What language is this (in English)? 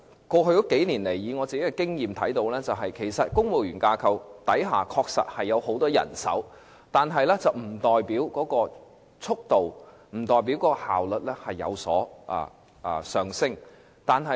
Cantonese